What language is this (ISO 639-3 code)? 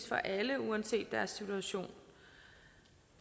dan